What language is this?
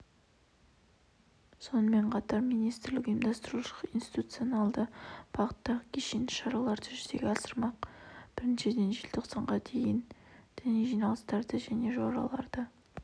Kazakh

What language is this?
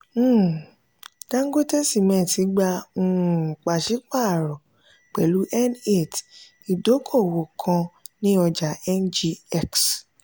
Yoruba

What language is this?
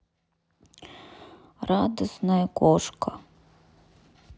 Russian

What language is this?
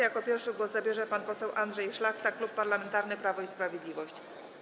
Polish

